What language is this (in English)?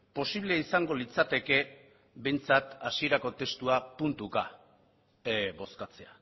Basque